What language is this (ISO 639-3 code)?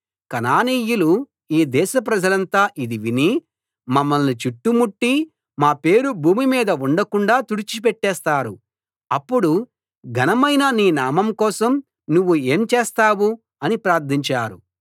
tel